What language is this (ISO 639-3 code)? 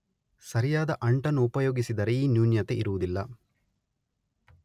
kan